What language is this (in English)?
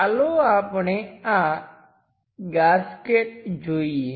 Gujarati